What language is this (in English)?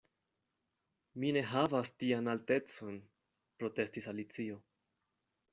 Esperanto